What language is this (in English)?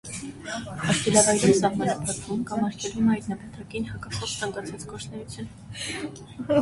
Armenian